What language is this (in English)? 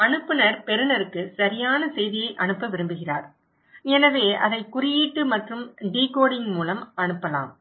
Tamil